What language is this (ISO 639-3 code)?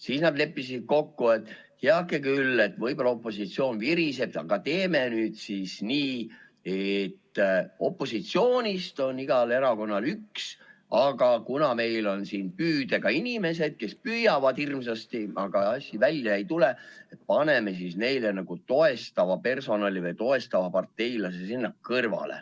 est